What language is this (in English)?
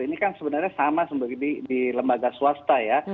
Indonesian